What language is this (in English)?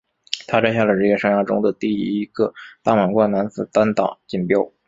Chinese